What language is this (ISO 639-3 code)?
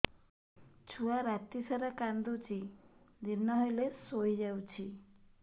ori